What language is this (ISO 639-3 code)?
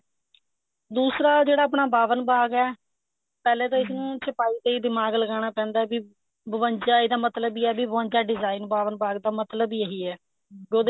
pan